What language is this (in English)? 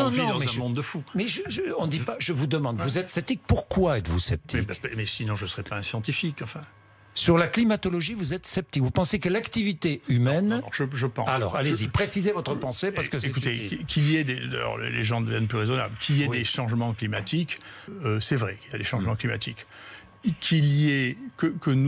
French